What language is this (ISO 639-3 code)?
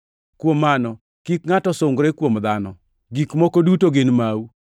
luo